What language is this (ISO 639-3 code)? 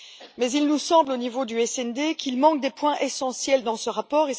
fra